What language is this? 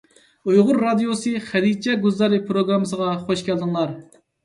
Uyghur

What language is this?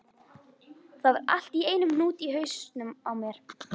Icelandic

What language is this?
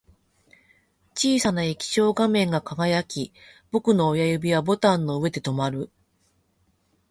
Japanese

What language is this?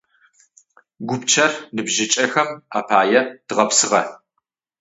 Adyghe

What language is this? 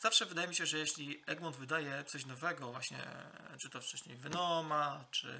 Polish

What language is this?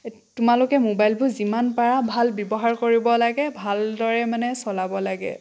Assamese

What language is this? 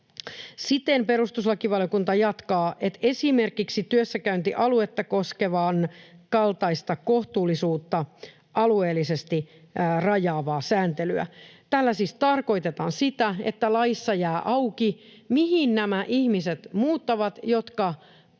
Finnish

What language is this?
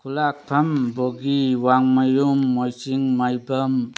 Manipuri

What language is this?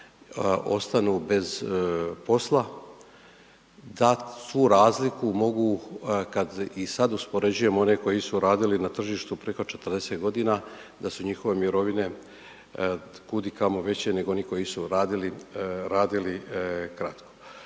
Croatian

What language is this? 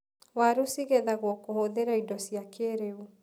Kikuyu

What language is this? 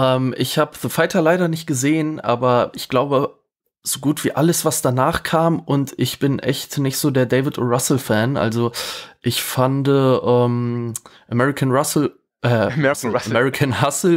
German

